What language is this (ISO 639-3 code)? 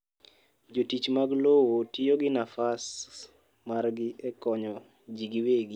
luo